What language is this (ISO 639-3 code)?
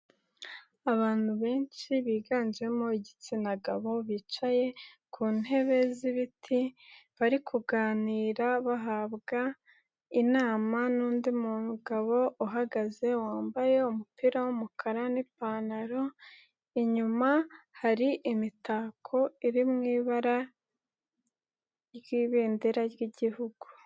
kin